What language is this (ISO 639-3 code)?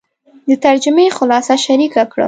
pus